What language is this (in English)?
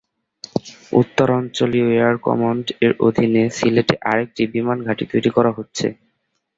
Bangla